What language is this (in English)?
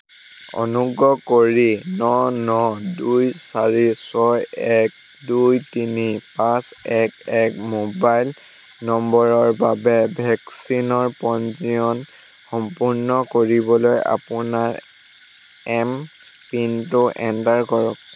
Assamese